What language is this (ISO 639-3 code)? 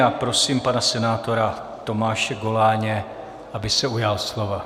ces